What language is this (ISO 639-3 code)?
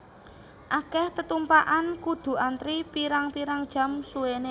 jav